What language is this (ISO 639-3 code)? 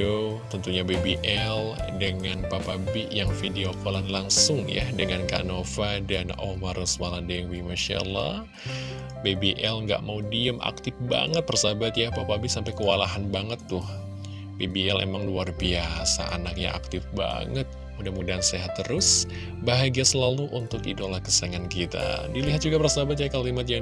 ind